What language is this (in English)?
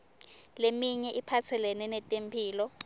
Swati